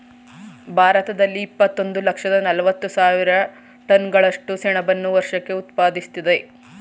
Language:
Kannada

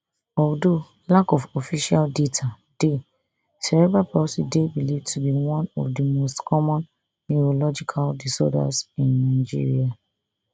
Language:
Nigerian Pidgin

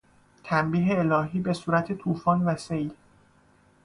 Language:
Persian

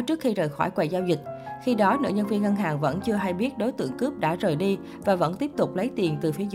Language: Vietnamese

